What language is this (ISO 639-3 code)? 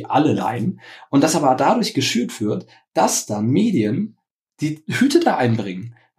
deu